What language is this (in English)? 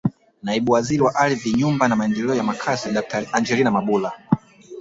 Swahili